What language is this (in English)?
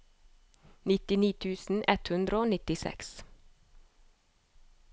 Norwegian